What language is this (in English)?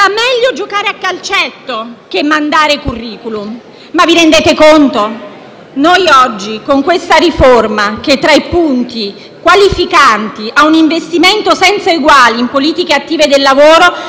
Italian